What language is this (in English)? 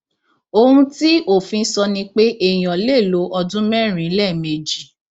Yoruba